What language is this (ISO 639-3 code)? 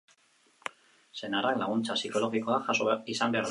eus